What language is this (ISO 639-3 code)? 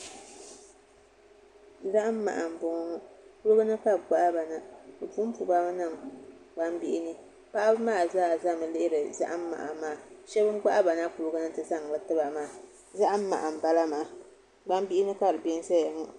dag